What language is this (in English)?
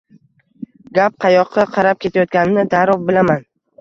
Uzbek